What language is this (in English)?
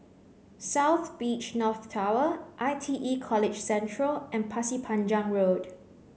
English